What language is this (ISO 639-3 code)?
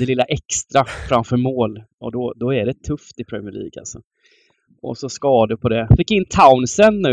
swe